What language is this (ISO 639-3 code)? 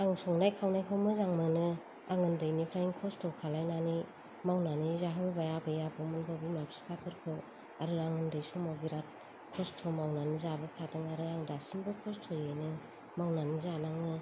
brx